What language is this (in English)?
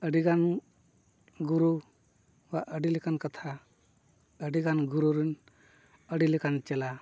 Santali